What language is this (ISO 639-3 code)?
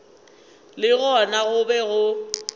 nso